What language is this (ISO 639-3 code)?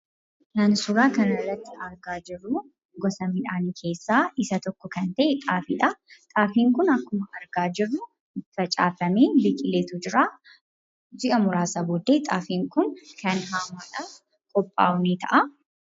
orm